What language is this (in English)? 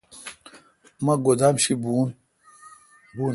Kalkoti